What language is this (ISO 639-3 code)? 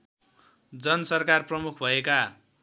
nep